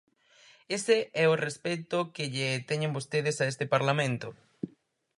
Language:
Galician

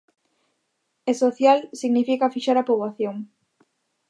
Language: Galician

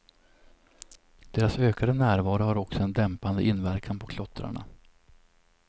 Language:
Swedish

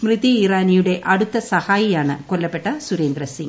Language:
Malayalam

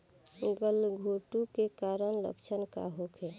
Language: Bhojpuri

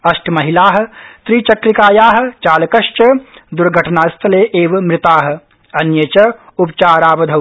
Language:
Sanskrit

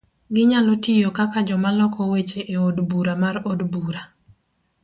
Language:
Luo (Kenya and Tanzania)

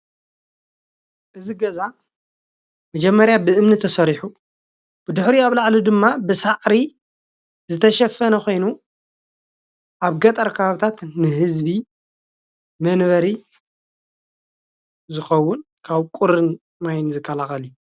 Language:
Tigrinya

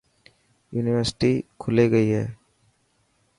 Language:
Dhatki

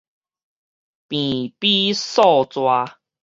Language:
Min Nan Chinese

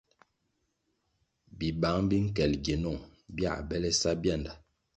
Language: Kwasio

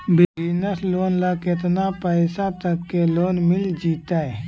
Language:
Magahi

